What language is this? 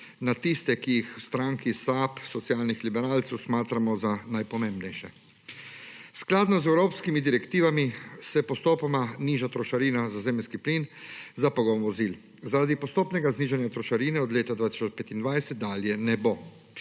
Slovenian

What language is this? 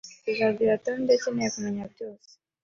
Kinyarwanda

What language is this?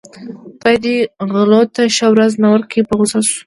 Pashto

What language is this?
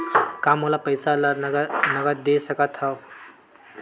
Chhattisgarhi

